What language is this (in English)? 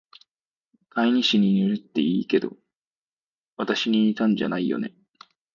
Japanese